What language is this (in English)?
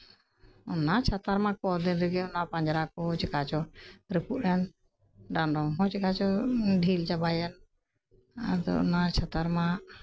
Santali